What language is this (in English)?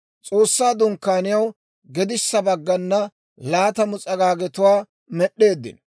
Dawro